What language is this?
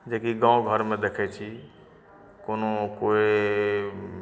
Maithili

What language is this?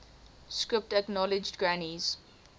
English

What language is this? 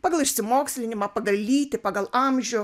Lithuanian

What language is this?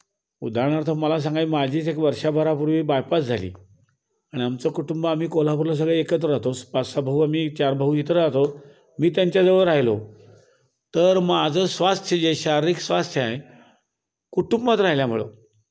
Marathi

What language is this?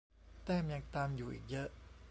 Thai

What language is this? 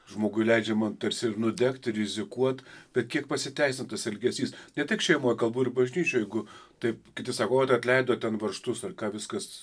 Lithuanian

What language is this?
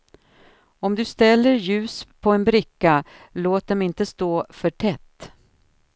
Swedish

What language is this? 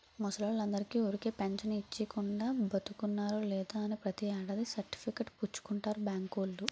Telugu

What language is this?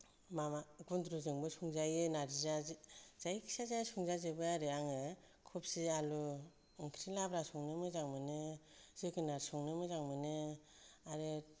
Bodo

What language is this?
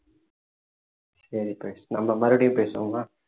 Tamil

